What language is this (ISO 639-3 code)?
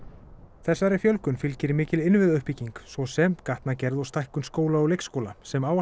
isl